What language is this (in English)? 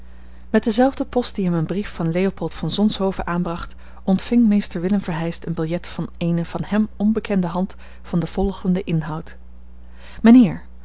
Dutch